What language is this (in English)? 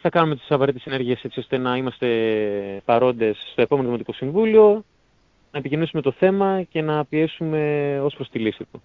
Greek